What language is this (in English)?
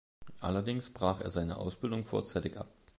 German